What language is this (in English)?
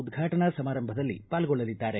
Kannada